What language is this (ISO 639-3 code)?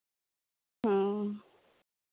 sat